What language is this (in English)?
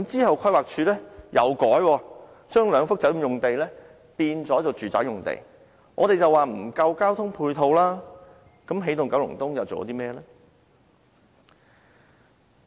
Cantonese